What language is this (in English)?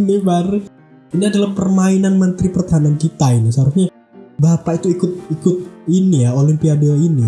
Indonesian